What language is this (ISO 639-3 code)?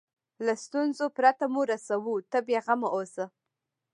pus